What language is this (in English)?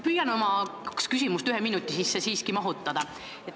Estonian